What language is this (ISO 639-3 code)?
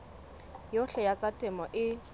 sot